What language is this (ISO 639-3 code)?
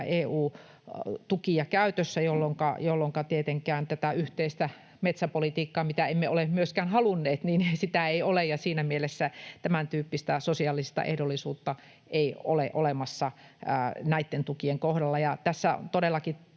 fin